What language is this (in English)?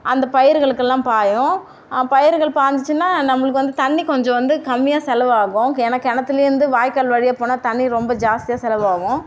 Tamil